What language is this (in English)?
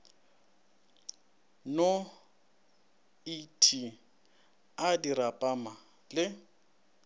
Northern Sotho